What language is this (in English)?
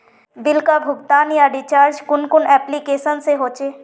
Magahi